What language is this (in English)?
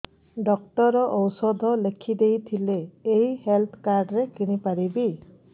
Odia